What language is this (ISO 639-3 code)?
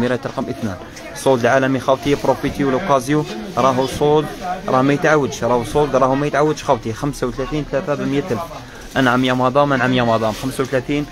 ara